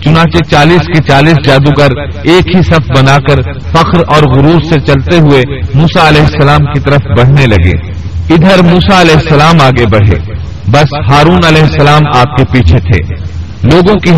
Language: Urdu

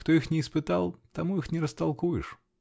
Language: Russian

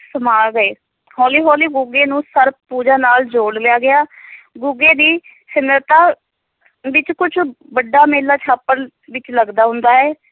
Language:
Punjabi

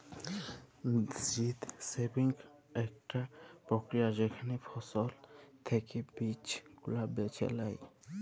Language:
Bangla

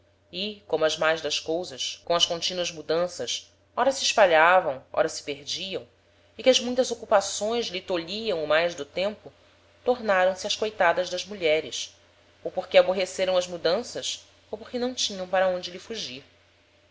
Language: Portuguese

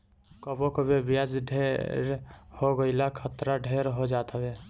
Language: Bhojpuri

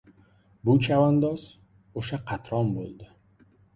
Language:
Uzbek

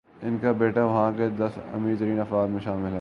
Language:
Urdu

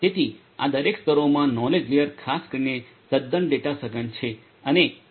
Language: Gujarati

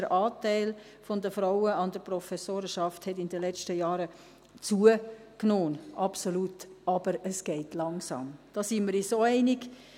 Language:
Swiss German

